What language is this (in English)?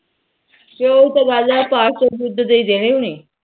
Punjabi